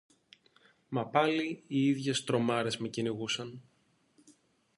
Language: Greek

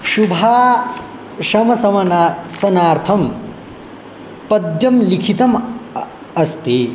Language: Sanskrit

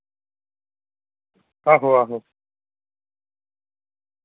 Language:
Dogri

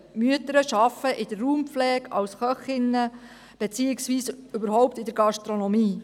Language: Swiss German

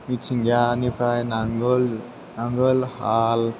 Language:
Bodo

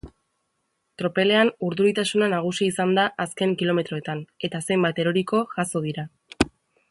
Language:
Basque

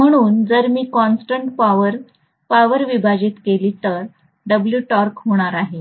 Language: Marathi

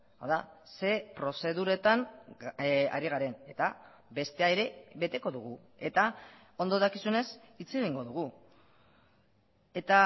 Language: Basque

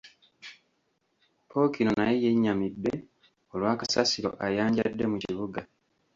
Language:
Ganda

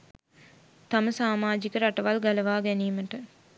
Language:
Sinhala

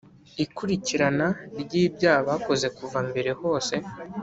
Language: Kinyarwanda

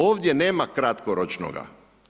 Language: Croatian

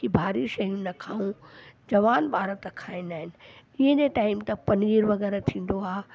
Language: Sindhi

